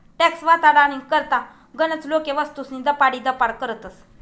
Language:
Marathi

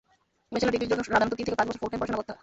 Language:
Bangla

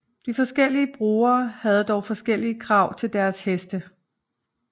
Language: Danish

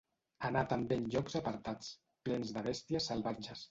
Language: Catalan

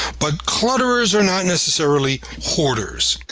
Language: English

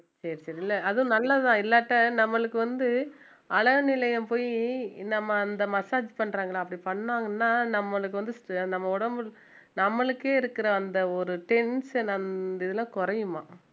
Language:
Tamil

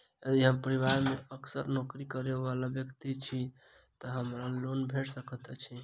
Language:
Maithili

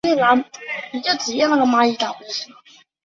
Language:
Chinese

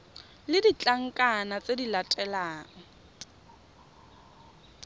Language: Tswana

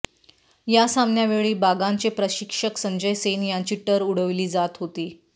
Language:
Marathi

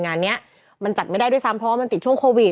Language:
Thai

